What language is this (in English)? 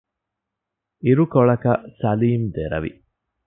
Divehi